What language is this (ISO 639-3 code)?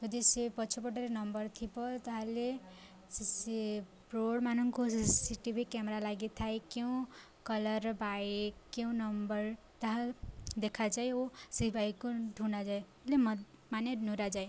ori